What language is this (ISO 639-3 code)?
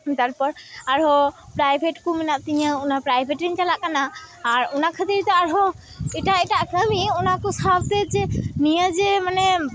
sat